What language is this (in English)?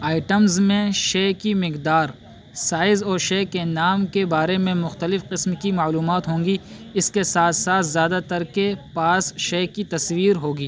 Urdu